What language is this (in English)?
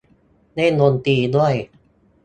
Thai